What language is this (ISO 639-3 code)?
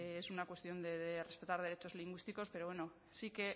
spa